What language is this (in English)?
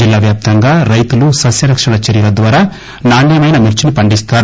Telugu